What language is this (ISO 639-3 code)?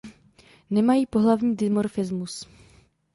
ces